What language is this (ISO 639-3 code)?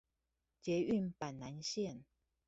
zho